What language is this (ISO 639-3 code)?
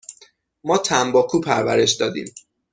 fas